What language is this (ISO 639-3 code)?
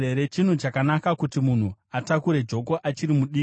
sna